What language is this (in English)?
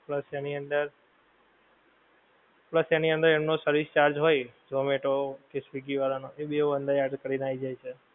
Gujarati